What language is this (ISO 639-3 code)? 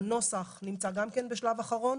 heb